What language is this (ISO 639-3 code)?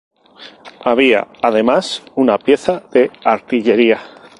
spa